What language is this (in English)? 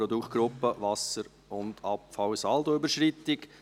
Swiss German